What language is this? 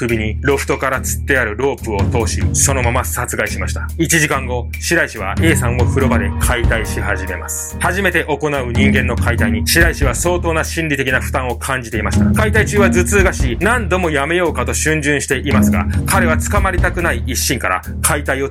Japanese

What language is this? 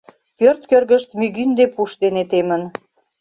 Mari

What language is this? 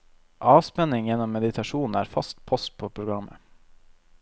Norwegian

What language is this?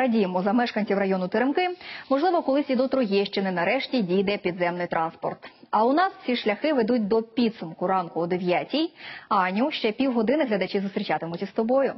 Ukrainian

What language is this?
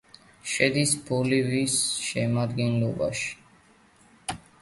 Georgian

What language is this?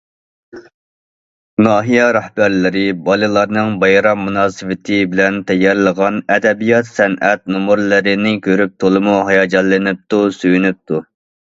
Uyghur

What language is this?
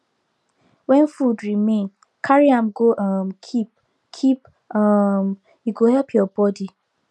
Nigerian Pidgin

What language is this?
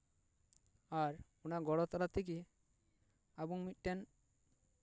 Santali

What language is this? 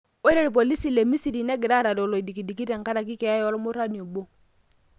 Masai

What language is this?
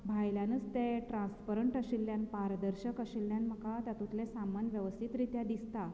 Konkani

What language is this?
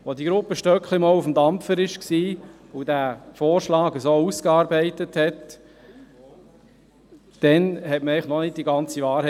Swiss German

